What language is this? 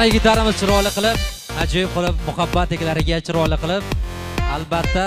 Turkish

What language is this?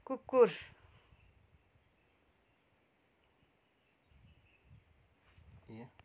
Nepali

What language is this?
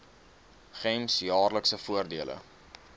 Afrikaans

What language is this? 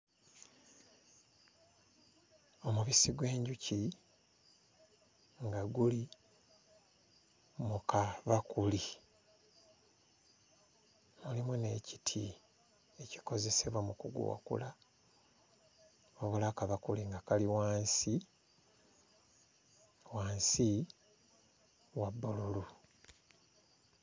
Ganda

